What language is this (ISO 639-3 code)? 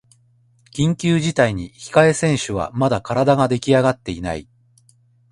jpn